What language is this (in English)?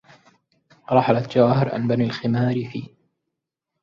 Arabic